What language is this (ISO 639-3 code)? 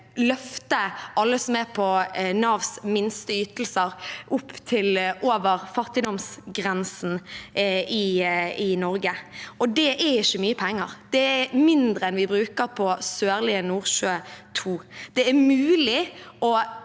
nor